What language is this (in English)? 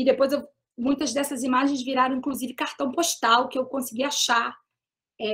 Portuguese